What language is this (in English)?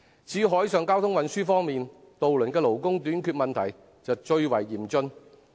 Cantonese